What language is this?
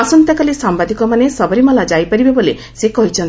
Odia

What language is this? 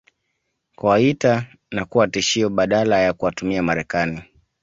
Swahili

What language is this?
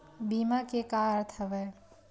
Chhattisgarhi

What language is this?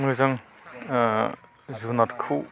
Bodo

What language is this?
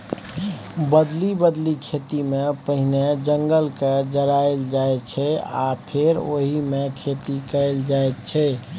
Maithili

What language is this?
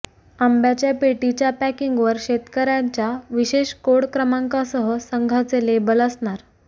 Marathi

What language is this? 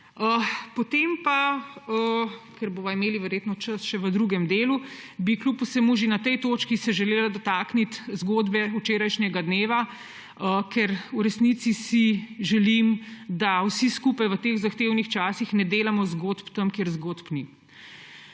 Slovenian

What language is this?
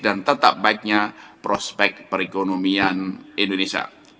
Indonesian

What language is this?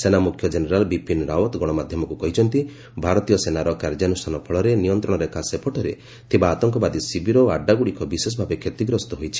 Odia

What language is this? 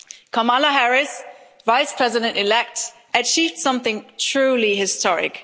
English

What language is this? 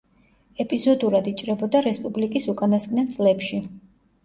Georgian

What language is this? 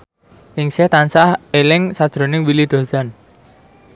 Javanese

